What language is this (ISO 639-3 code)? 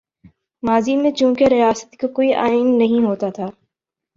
urd